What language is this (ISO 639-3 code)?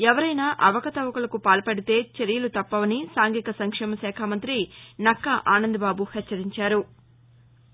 tel